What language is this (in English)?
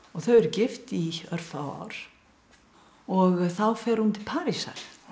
Icelandic